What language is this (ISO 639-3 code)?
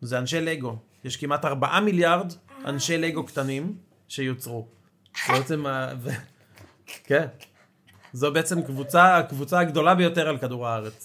heb